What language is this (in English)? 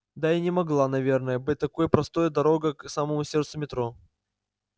Russian